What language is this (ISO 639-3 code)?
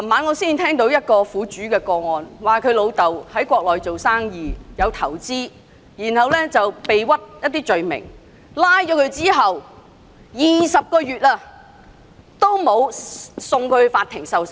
yue